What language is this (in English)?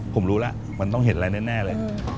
Thai